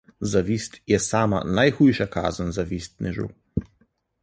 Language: Slovenian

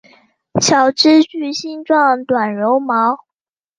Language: Chinese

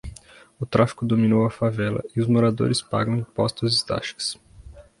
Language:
Portuguese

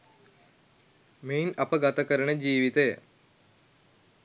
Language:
Sinhala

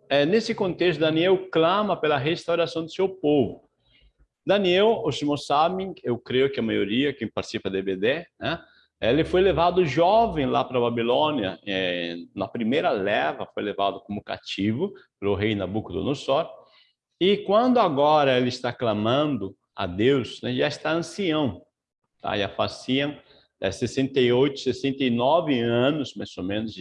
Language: Portuguese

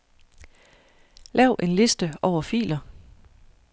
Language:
Danish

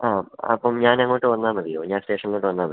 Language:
Malayalam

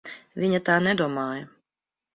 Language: Latvian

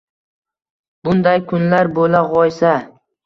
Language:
Uzbek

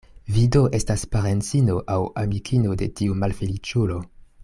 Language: Esperanto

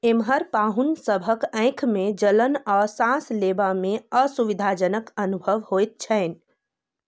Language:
Maithili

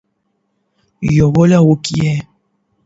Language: Pashto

